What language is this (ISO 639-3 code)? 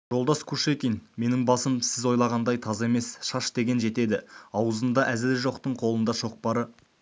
kaz